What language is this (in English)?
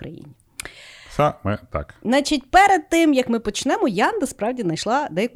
Ukrainian